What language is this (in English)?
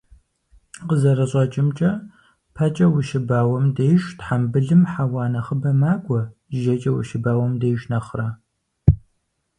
Kabardian